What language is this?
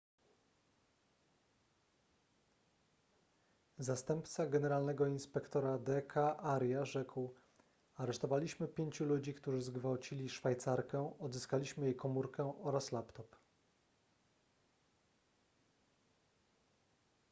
Polish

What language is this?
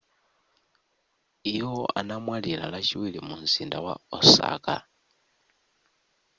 Nyanja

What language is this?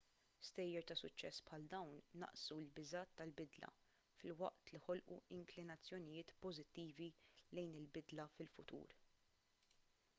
Maltese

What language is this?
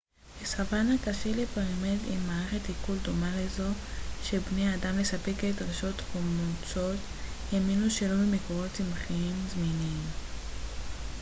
Hebrew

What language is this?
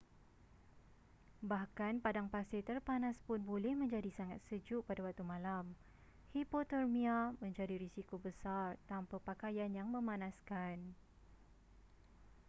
Malay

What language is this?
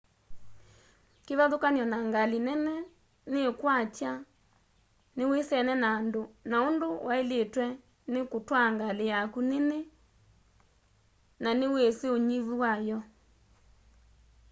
Kamba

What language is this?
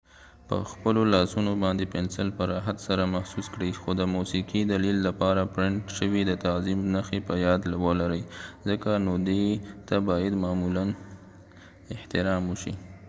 Pashto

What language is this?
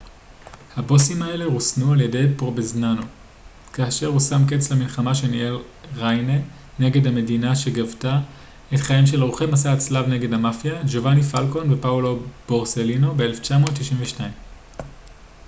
Hebrew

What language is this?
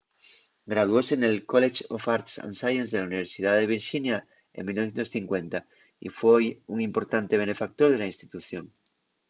Asturian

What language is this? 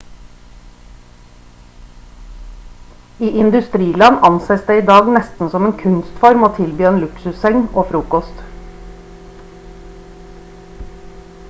Norwegian Bokmål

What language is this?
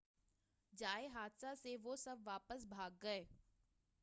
Urdu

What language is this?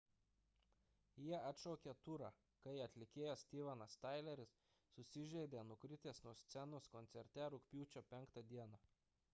Lithuanian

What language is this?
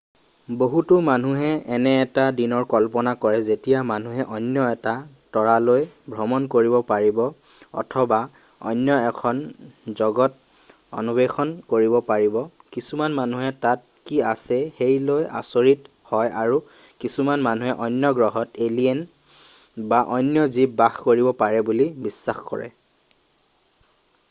Assamese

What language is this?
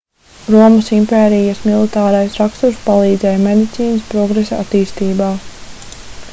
Latvian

